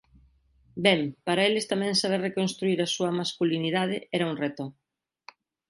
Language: Galician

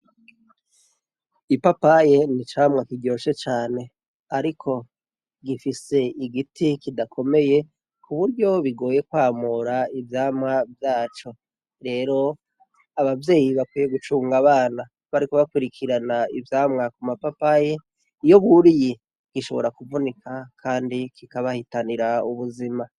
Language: Rundi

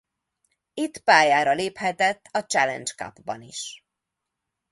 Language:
Hungarian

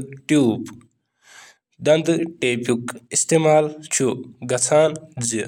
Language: Kashmiri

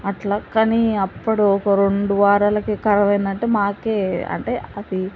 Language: Telugu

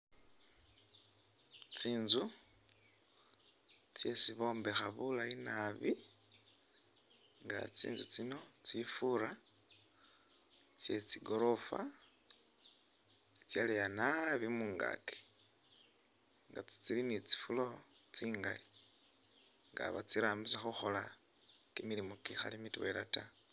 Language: Masaaba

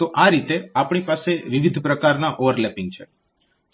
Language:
Gujarati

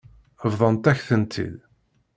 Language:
Kabyle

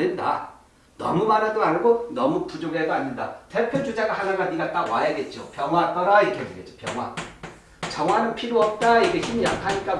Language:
Korean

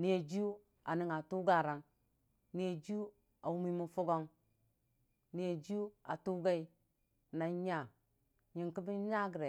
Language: Dijim-Bwilim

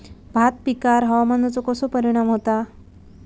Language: Marathi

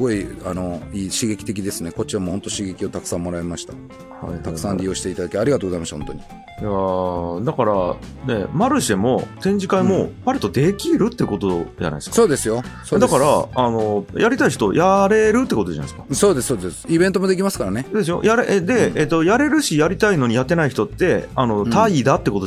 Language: Japanese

